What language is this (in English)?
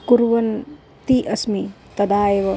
Sanskrit